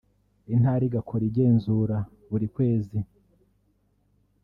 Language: Kinyarwanda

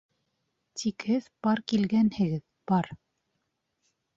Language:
Bashkir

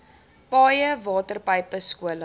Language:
Afrikaans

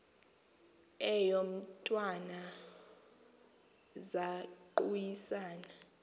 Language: Xhosa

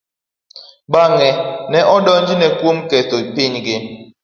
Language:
Luo (Kenya and Tanzania)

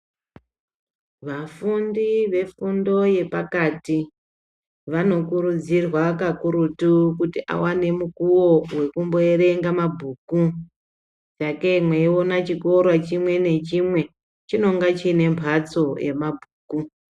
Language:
Ndau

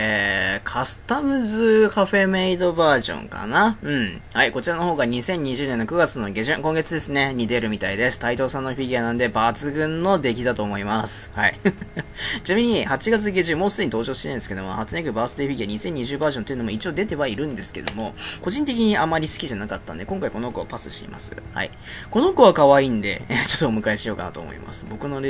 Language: Japanese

